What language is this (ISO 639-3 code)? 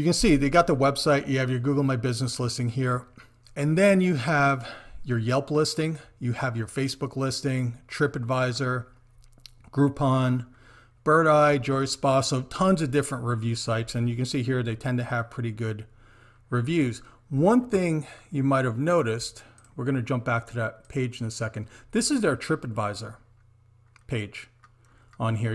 eng